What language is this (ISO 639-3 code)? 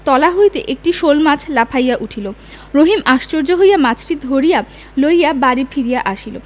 ben